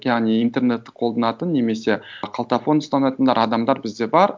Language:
Kazakh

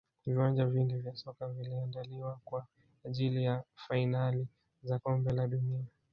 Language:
Swahili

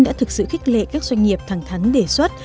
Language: Vietnamese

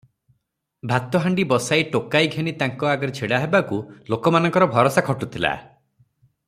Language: Odia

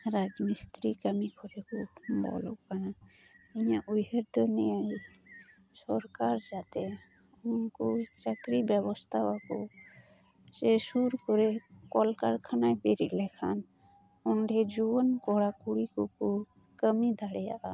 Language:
Santali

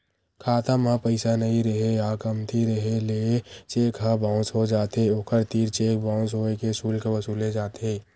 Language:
Chhattisgarhi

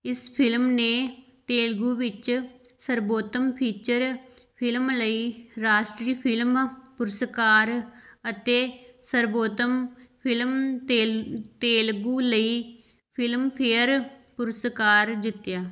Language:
Punjabi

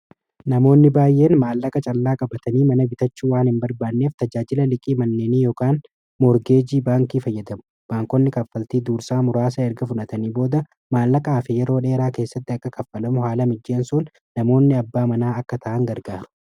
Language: Oromo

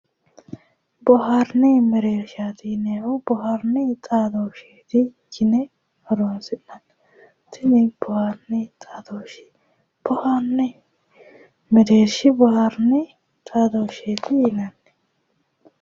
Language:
Sidamo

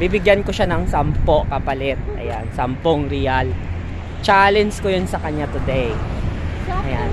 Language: Filipino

